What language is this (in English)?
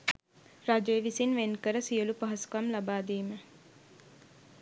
Sinhala